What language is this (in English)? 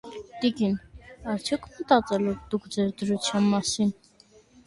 Armenian